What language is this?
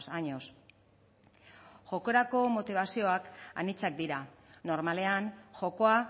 Basque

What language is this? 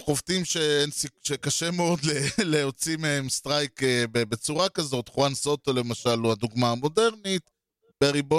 Hebrew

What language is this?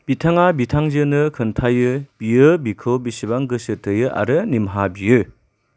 Bodo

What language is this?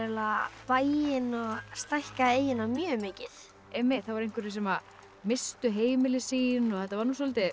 Icelandic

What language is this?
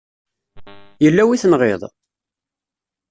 Kabyle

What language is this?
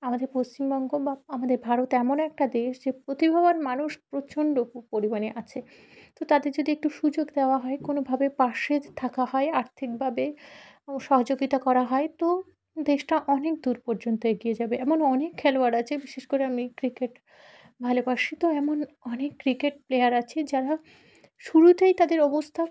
Bangla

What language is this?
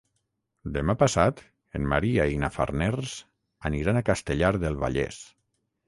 Catalan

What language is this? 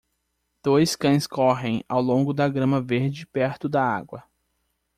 Portuguese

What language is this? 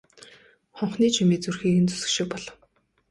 Mongolian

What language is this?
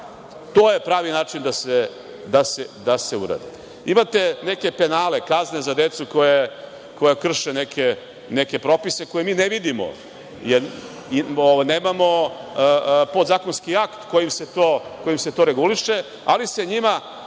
Serbian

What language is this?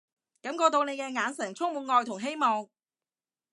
Cantonese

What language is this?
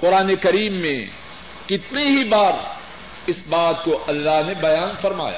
Urdu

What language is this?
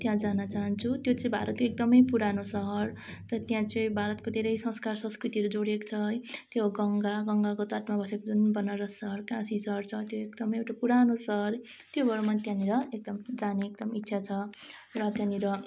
Nepali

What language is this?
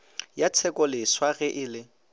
Northern Sotho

